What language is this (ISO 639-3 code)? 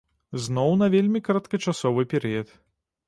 bel